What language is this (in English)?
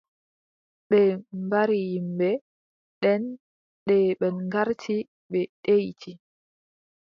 Adamawa Fulfulde